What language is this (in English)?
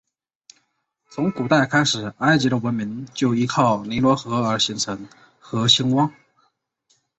Chinese